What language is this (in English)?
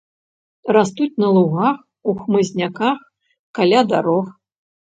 Belarusian